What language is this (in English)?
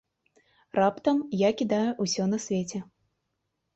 Belarusian